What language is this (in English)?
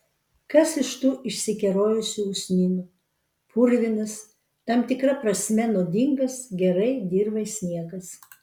Lithuanian